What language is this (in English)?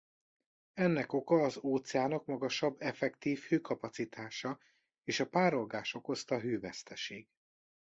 Hungarian